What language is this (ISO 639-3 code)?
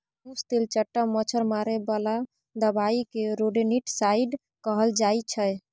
mai